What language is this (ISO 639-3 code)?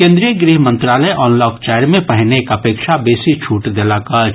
mai